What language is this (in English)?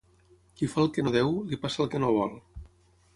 Catalan